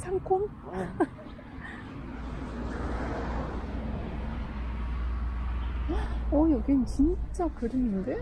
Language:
Korean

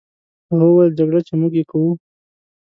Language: Pashto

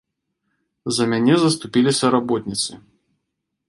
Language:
Belarusian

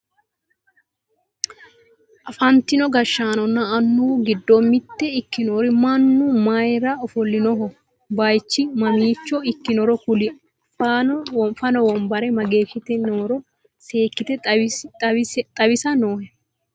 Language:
Sidamo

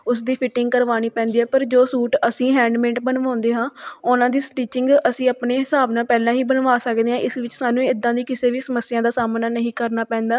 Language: Punjabi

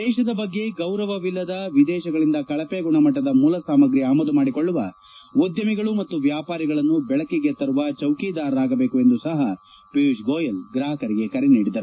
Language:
Kannada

